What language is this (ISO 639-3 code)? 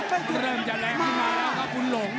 tha